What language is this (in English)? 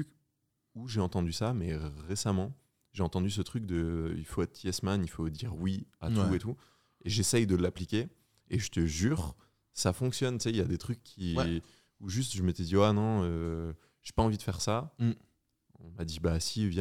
French